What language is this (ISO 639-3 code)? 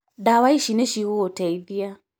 kik